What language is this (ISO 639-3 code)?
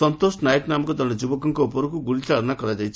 ori